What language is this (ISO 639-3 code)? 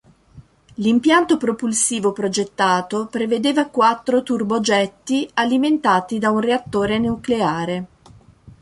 ita